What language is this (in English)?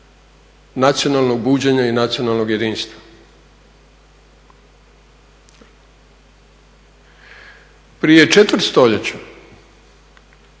Croatian